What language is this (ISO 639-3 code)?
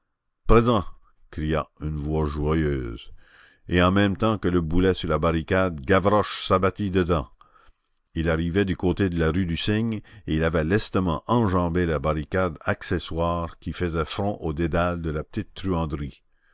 fra